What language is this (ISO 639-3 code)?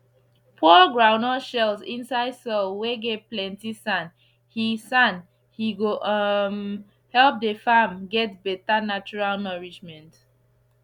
pcm